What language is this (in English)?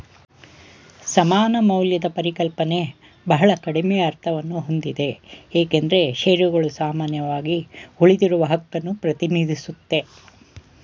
Kannada